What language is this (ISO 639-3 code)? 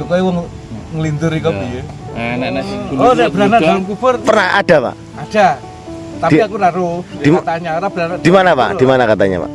ind